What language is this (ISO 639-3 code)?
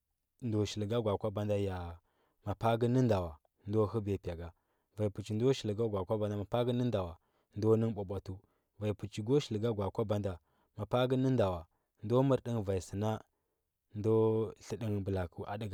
hbb